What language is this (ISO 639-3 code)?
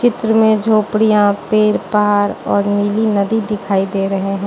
hin